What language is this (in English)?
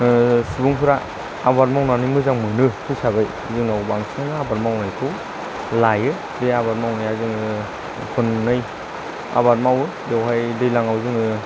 Bodo